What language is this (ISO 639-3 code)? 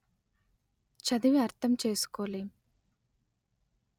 tel